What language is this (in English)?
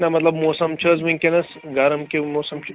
Kashmiri